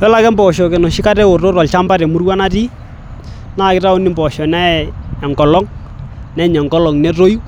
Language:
Masai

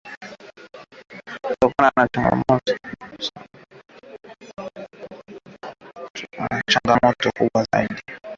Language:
Swahili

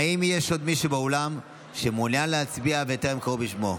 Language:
Hebrew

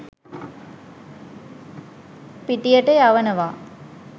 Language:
Sinhala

